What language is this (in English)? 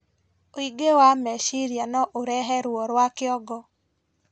Kikuyu